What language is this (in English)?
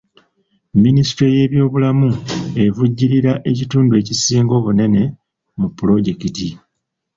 Ganda